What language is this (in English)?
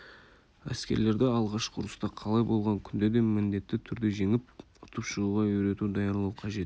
Kazakh